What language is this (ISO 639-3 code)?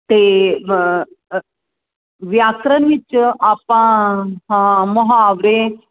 pan